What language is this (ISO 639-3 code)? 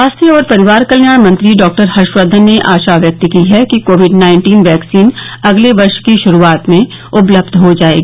hin